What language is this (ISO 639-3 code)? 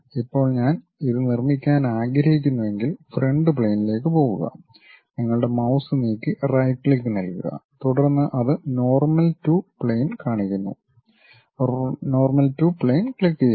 mal